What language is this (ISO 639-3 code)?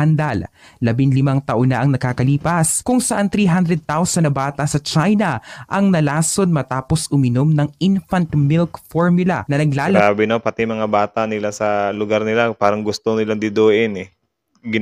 fil